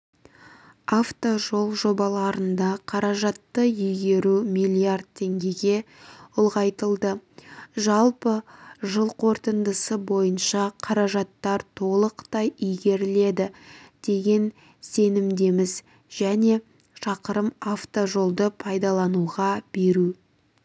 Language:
Kazakh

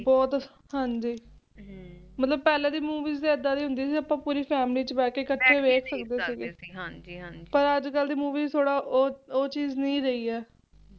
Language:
Punjabi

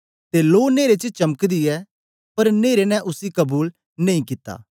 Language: Dogri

